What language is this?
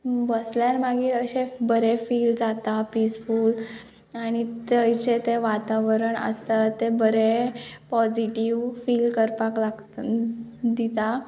Konkani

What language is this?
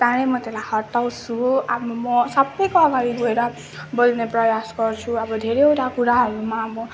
Nepali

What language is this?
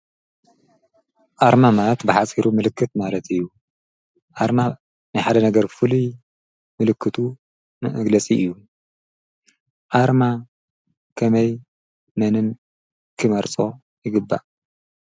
Tigrinya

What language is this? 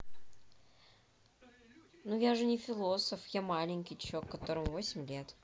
Russian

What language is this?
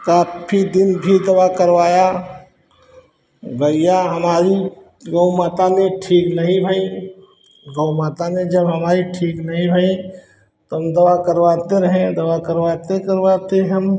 Hindi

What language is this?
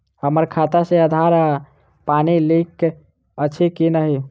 Maithili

